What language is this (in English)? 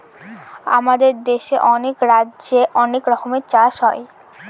Bangla